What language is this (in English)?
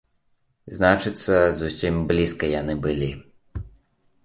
Belarusian